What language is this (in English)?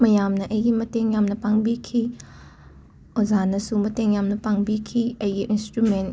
Manipuri